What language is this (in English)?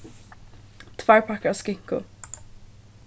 Faroese